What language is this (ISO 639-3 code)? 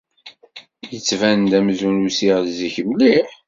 kab